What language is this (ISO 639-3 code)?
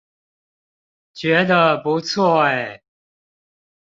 zho